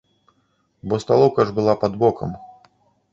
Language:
Belarusian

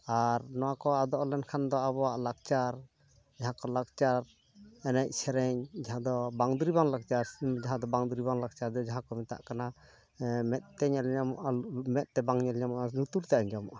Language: Santali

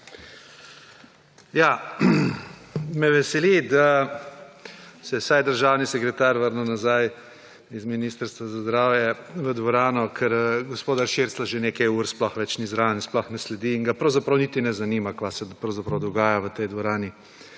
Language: Slovenian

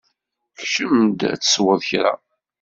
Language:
Kabyle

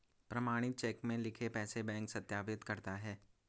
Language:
Hindi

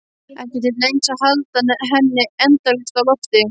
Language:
Icelandic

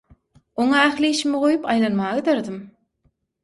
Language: Turkmen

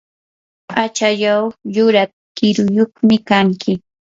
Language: Yanahuanca Pasco Quechua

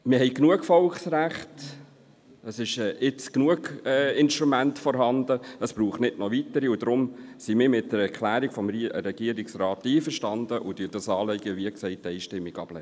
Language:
Swiss German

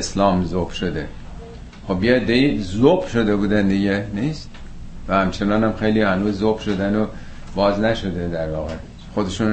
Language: Persian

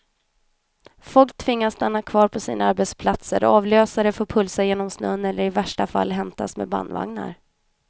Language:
Swedish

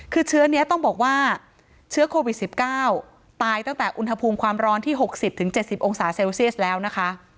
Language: Thai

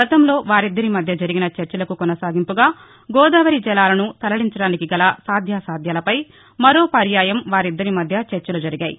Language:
Telugu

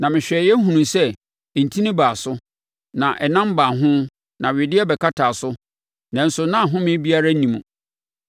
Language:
Akan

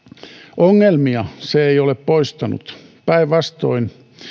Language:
Finnish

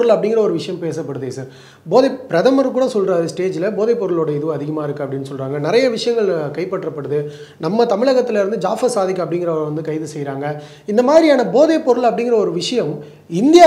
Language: Tamil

